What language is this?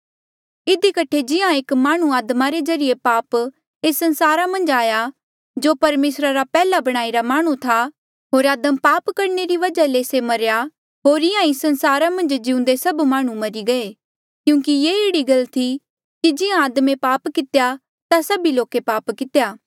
Mandeali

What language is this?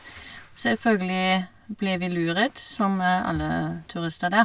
Norwegian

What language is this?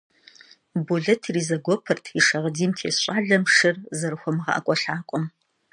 Kabardian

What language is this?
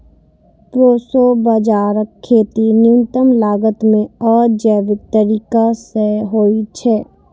Maithili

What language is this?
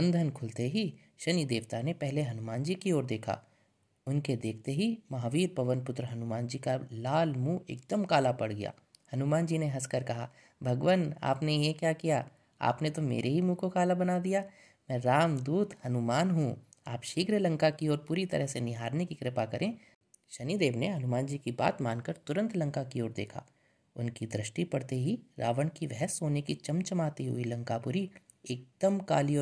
Hindi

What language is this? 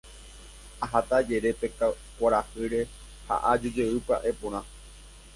Guarani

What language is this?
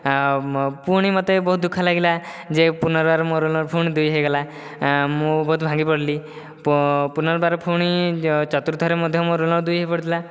Odia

